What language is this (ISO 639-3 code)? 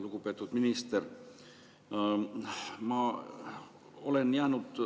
est